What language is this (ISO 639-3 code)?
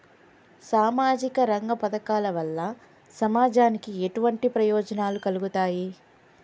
tel